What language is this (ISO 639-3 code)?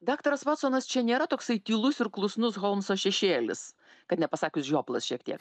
lit